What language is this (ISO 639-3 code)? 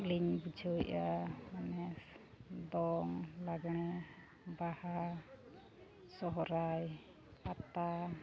sat